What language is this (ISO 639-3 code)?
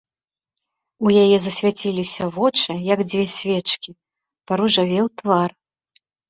bel